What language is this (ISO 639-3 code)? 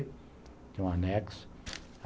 por